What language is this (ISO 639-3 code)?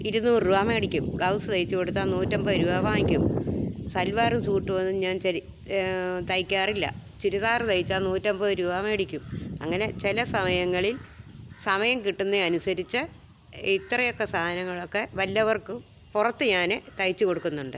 mal